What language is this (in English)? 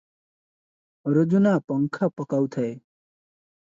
Odia